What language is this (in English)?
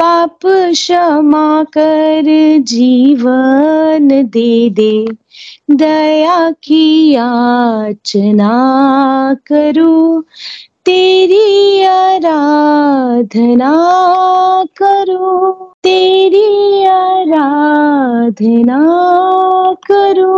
Hindi